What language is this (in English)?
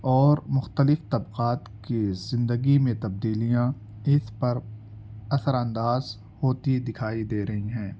Urdu